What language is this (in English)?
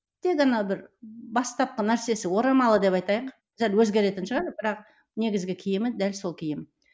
Kazakh